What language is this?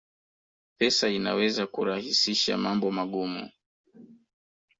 Swahili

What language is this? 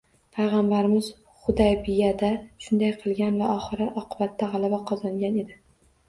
Uzbek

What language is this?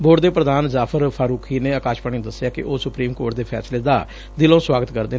Punjabi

